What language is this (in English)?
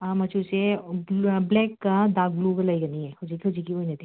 Manipuri